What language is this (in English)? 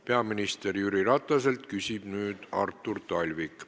Estonian